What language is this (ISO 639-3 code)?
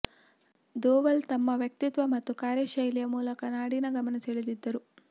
kan